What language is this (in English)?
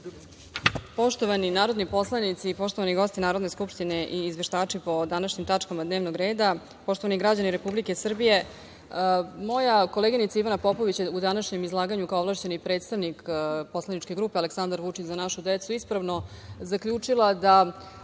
Serbian